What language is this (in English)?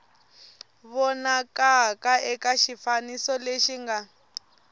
Tsonga